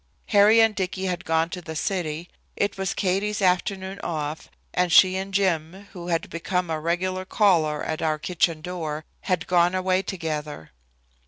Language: English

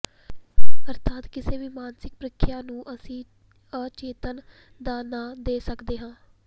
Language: Punjabi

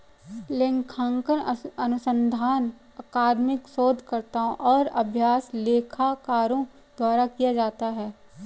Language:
Hindi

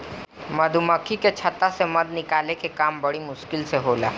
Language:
Bhojpuri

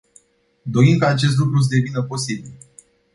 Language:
Romanian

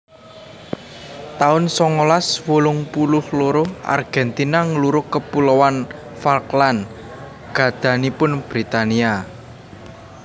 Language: Javanese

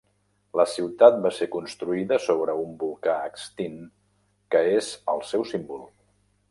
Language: Catalan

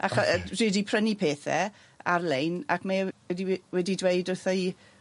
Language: Welsh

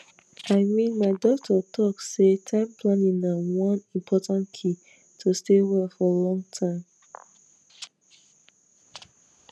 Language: Nigerian Pidgin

